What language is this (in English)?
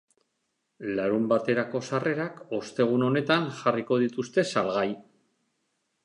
Basque